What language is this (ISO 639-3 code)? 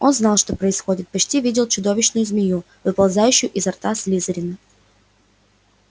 rus